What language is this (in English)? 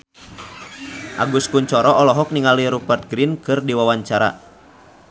Sundanese